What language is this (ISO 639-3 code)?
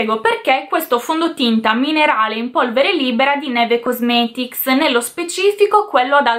ita